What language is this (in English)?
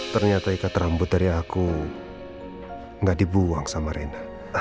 Indonesian